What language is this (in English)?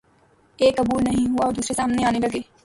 Urdu